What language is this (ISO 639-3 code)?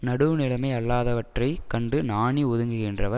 tam